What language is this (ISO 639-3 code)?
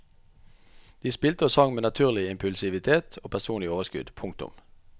nor